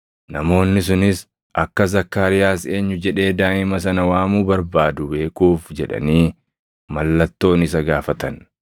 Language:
Oromo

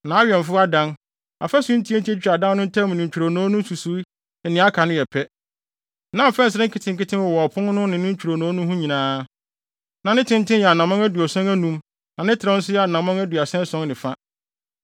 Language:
Akan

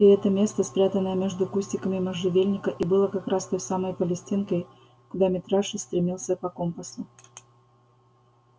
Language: Russian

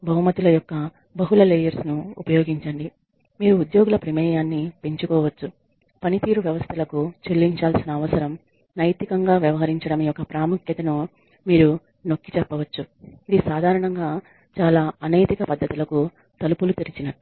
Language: Telugu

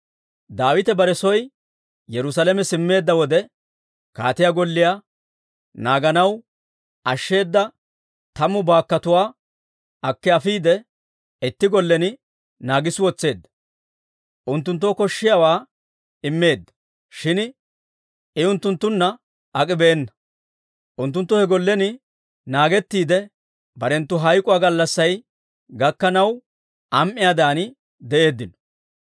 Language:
Dawro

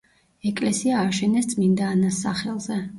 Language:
Georgian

